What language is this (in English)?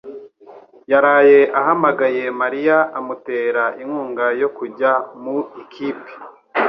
Kinyarwanda